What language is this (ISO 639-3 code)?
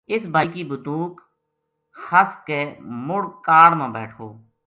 gju